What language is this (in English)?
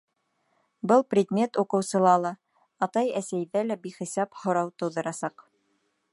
Bashkir